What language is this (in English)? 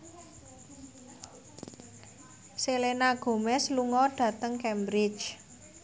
Javanese